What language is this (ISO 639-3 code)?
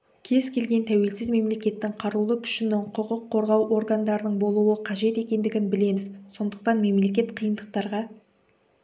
kaz